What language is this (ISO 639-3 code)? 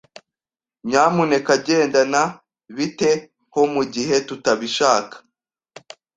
kin